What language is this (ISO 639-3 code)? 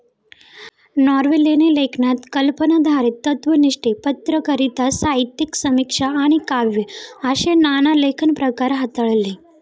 mar